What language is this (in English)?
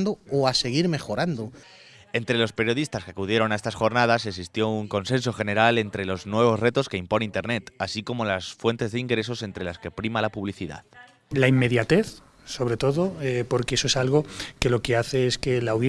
Spanish